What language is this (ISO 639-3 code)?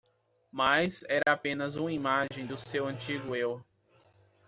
por